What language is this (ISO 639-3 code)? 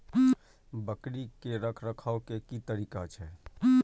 mai